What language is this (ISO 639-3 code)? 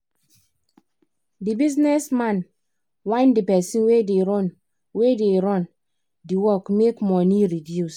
pcm